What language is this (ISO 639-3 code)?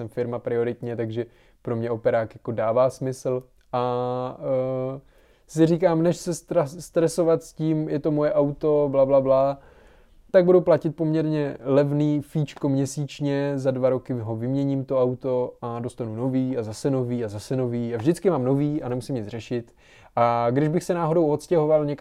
ces